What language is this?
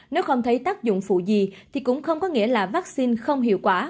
Vietnamese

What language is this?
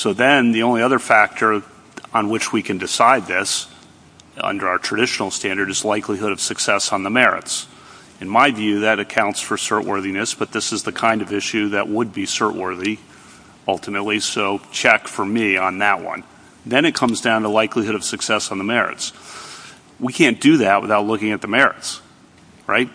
English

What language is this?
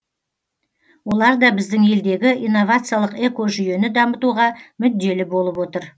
Kazakh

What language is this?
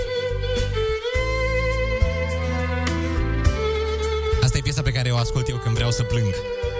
Romanian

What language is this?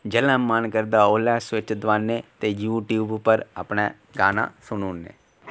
Dogri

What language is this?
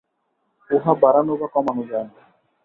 Bangla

